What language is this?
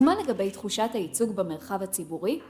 Hebrew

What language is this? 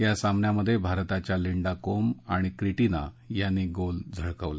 Marathi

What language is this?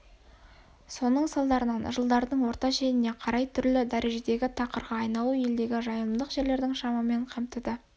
Kazakh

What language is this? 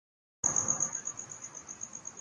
Urdu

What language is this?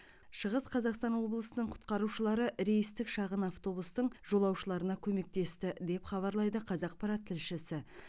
Kazakh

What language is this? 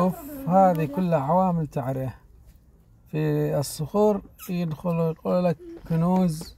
Arabic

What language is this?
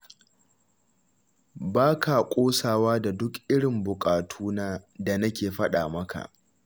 Hausa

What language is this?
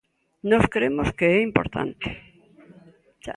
Galician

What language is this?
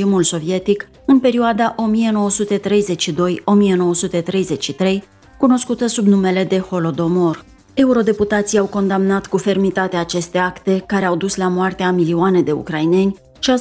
Romanian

